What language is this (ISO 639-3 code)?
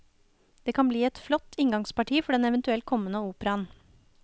nor